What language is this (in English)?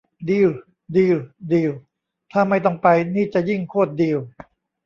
Thai